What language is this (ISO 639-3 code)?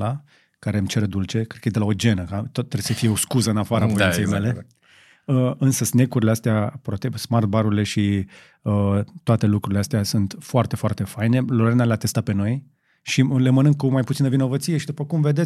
ron